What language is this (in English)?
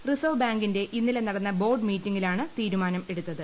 Malayalam